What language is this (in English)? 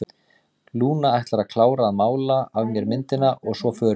Icelandic